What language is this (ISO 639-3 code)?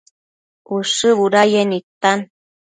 mcf